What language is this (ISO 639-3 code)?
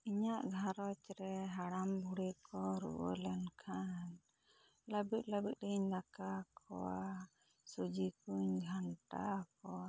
sat